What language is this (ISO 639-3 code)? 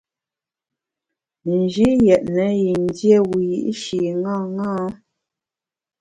bax